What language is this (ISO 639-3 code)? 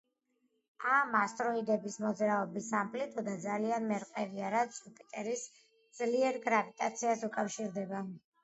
kat